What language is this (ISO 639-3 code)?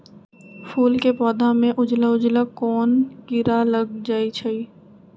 mag